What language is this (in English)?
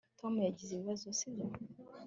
Kinyarwanda